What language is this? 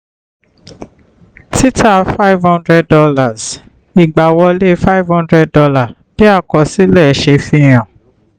Yoruba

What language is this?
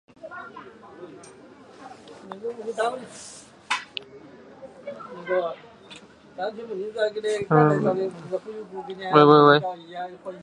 Thai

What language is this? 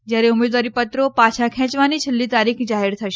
Gujarati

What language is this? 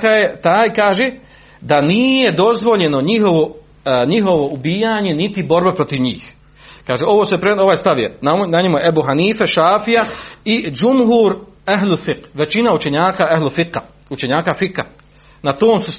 Croatian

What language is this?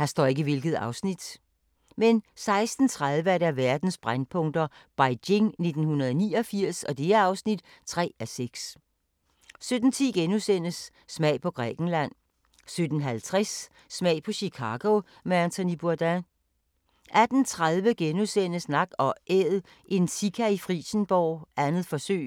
Danish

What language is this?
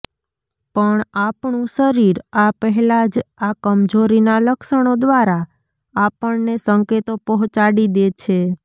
Gujarati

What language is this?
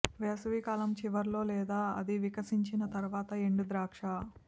Telugu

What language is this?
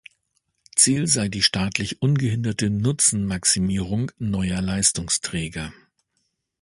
German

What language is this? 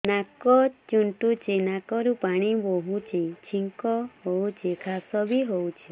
Odia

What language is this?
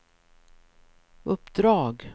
Swedish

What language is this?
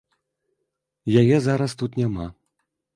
Belarusian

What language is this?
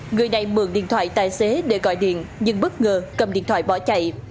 Vietnamese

